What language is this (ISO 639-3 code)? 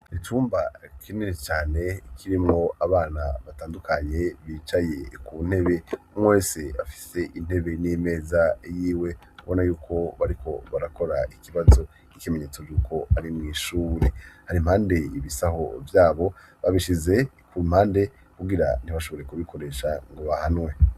run